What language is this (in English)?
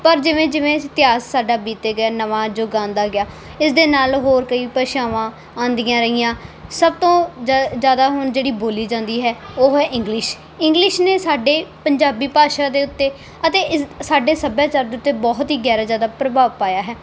Punjabi